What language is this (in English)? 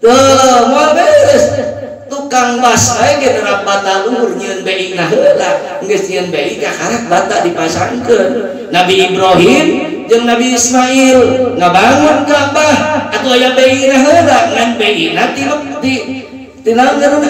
Indonesian